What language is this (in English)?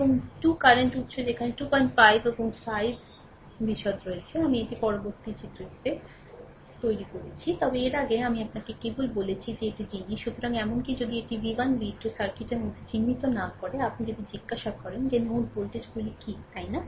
Bangla